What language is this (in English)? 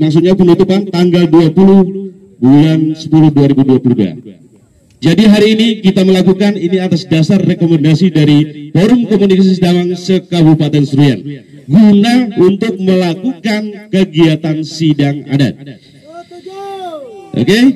Indonesian